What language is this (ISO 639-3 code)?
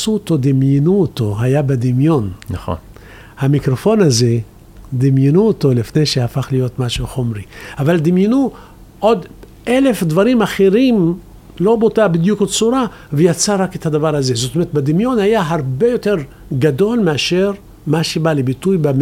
heb